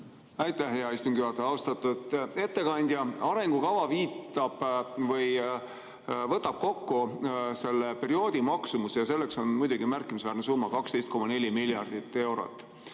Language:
Estonian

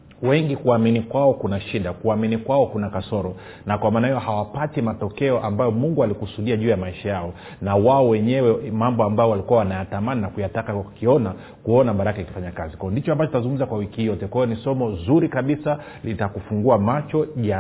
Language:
Swahili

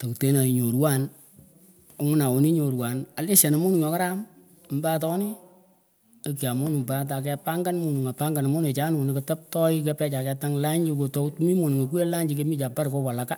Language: Pökoot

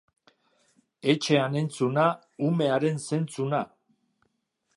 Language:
Basque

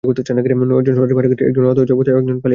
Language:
Bangla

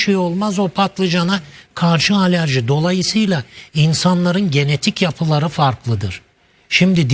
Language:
Turkish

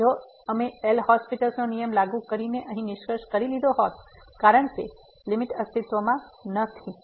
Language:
Gujarati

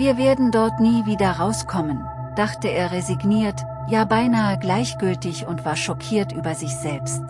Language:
German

